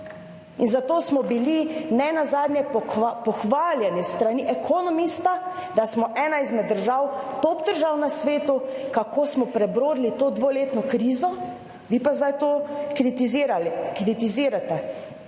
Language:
Slovenian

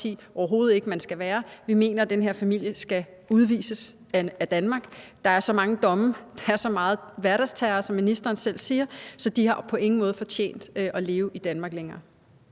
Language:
Danish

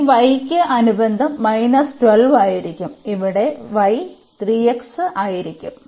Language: Malayalam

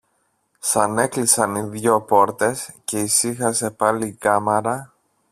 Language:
Greek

